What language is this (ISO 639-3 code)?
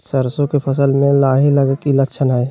mag